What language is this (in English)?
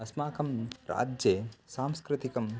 Sanskrit